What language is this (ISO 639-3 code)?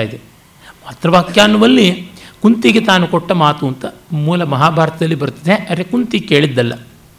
kan